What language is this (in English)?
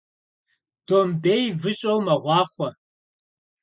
Kabardian